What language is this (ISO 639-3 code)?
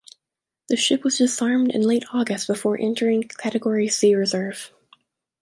eng